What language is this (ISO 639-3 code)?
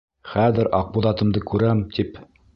bak